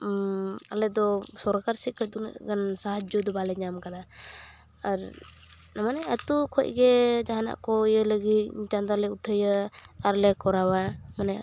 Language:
Santali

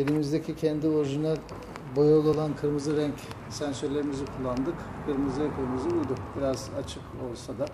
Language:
Turkish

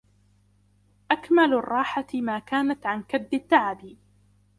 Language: Arabic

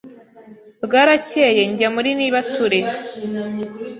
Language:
Kinyarwanda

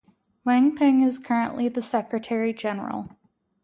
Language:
English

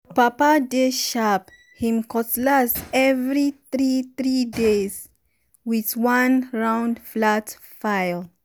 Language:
Nigerian Pidgin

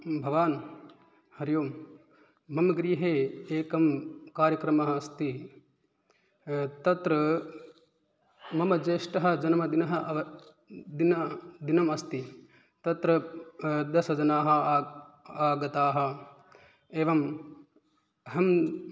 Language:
Sanskrit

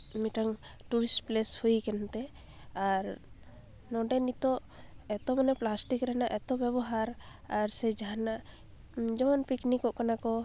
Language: Santali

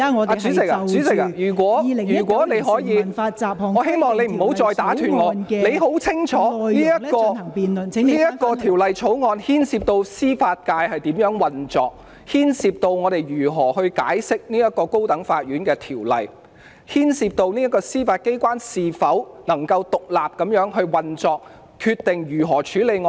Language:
Cantonese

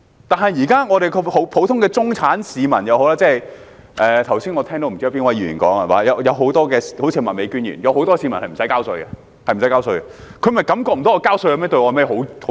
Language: Cantonese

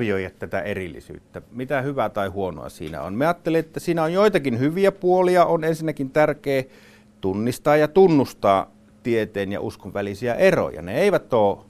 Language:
Finnish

